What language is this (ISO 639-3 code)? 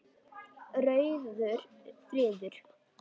isl